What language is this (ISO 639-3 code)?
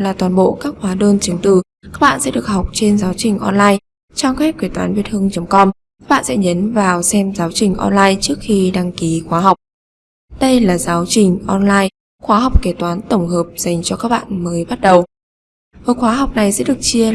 vie